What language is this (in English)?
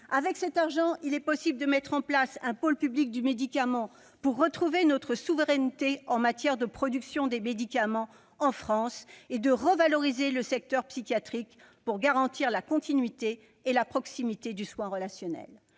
French